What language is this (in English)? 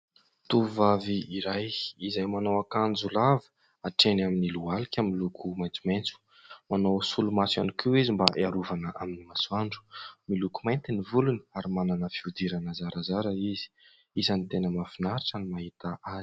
Malagasy